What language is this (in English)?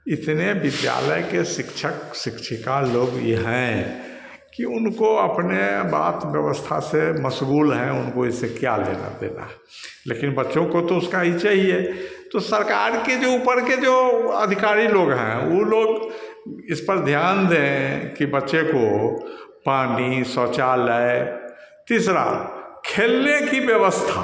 Hindi